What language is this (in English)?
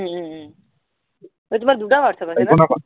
Assamese